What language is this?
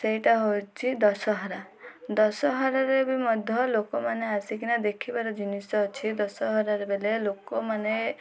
Odia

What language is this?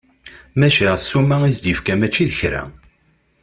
Kabyle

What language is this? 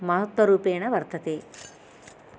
Sanskrit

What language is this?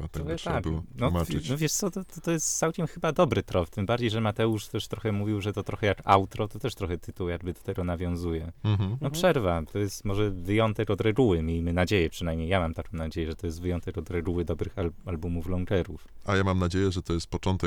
Polish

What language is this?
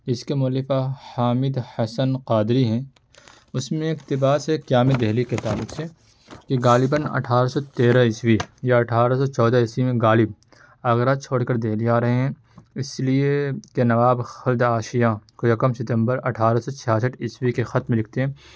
Urdu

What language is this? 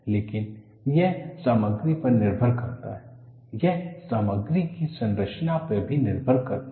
Hindi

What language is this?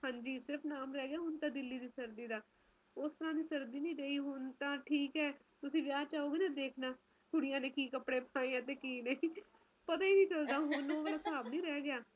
Punjabi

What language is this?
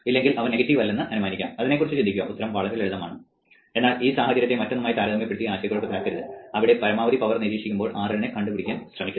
Malayalam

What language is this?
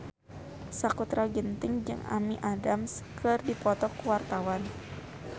Sundanese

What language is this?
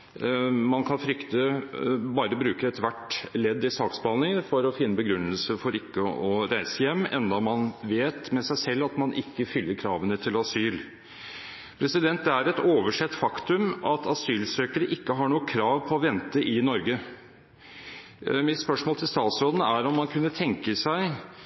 Norwegian Bokmål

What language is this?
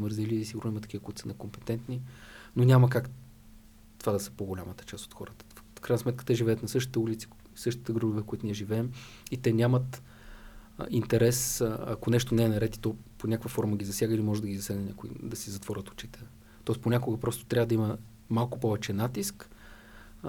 Bulgarian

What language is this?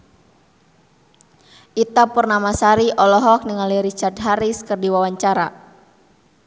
Sundanese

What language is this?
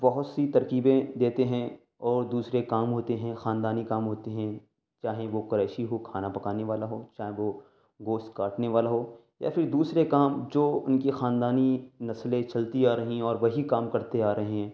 Urdu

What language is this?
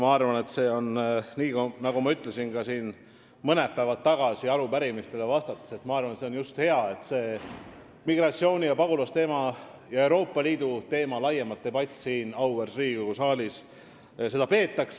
Estonian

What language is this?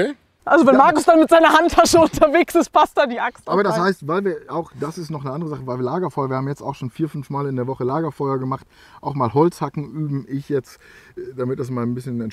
German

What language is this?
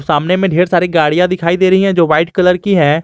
Hindi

